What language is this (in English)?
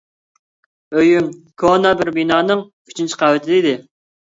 Uyghur